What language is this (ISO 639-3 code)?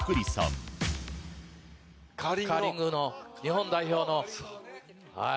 jpn